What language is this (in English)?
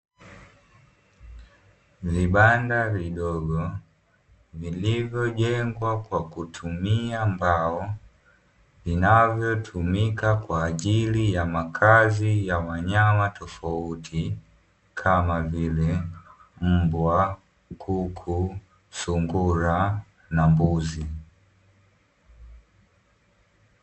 Swahili